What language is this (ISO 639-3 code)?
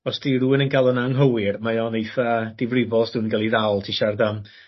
cym